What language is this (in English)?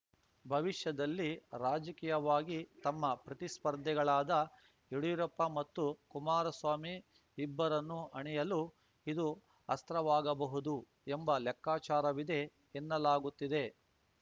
Kannada